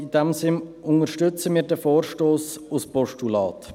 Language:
Swiss German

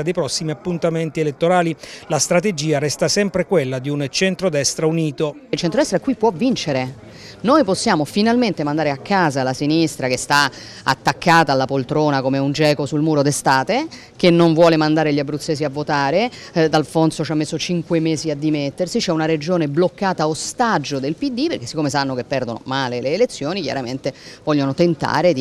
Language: Italian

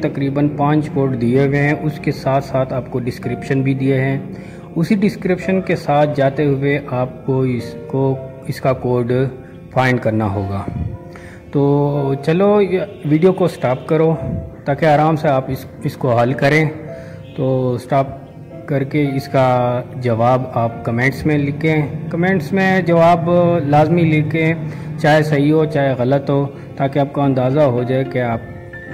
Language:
Hindi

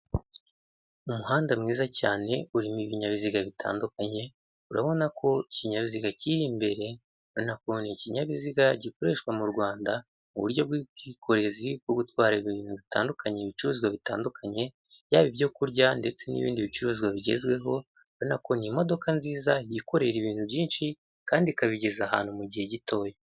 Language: Kinyarwanda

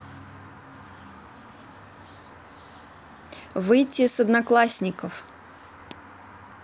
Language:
Russian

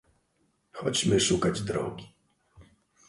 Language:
Polish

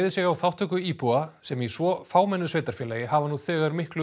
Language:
Icelandic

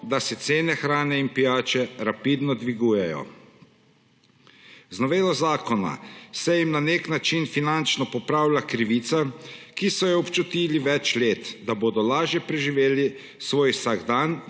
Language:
Slovenian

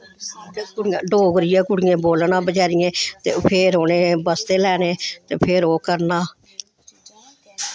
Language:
Dogri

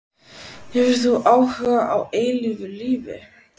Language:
Icelandic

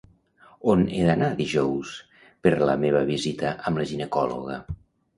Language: Catalan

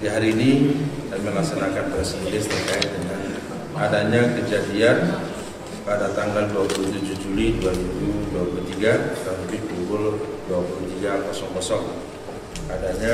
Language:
Indonesian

